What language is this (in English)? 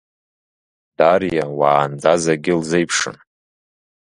Abkhazian